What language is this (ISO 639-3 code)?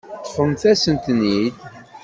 kab